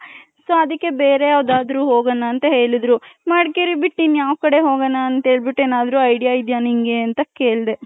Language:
Kannada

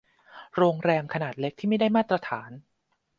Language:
Thai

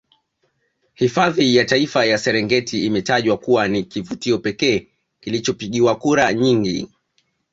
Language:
Swahili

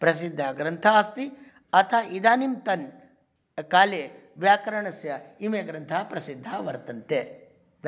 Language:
Sanskrit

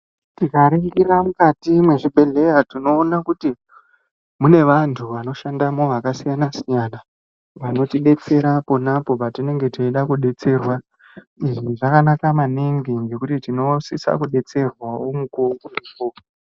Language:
Ndau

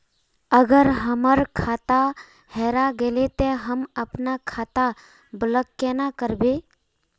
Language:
Magahi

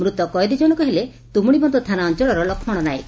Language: Odia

